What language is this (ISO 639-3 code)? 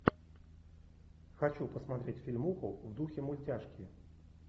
rus